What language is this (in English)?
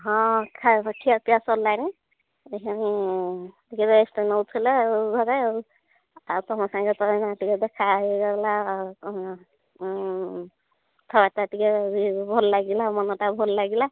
Odia